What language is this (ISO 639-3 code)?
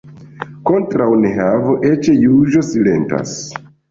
epo